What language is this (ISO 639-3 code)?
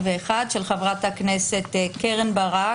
heb